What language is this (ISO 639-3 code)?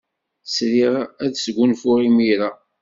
kab